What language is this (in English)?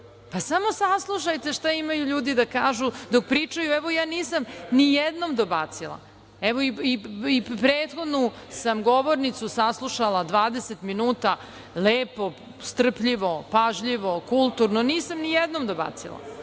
Serbian